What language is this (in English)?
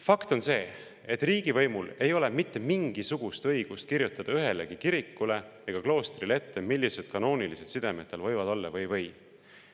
Estonian